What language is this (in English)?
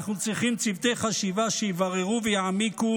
Hebrew